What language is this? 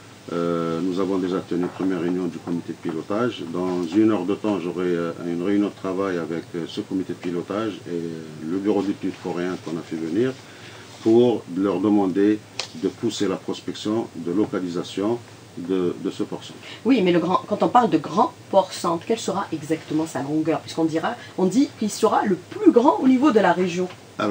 French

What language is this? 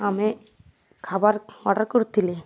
Odia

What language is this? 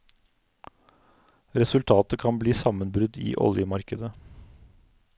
Norwegian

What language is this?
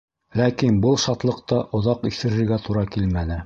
Bashkir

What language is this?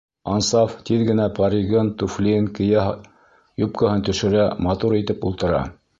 Bashkir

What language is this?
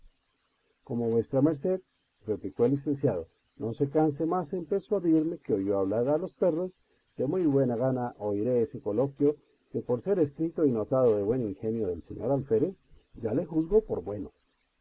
Spanish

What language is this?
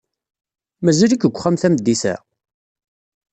Kabyle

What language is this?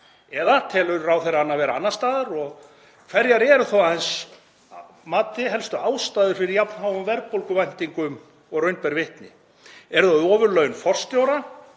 Icelandic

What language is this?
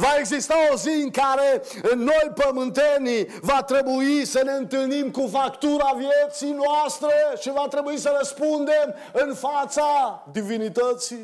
Romanian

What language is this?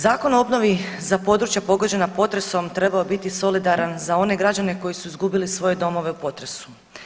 Croatian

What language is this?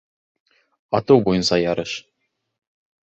Bashkir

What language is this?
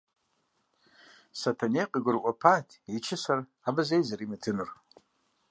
Kabardian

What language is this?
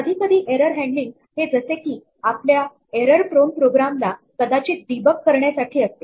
Marathi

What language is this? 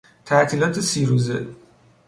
Persian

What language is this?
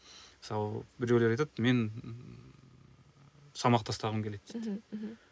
Kazakh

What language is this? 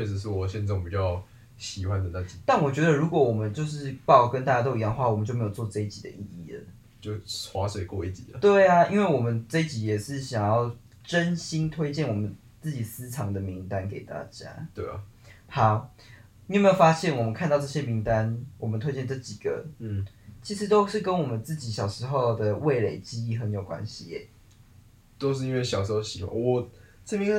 Chinese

